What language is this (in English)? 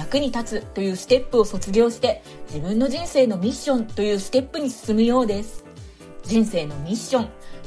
Japanese